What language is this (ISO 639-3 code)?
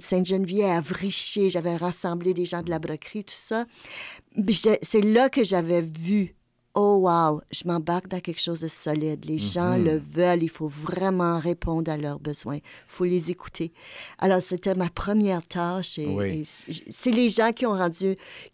fra